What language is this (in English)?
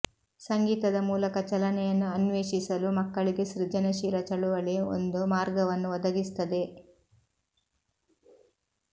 Kannada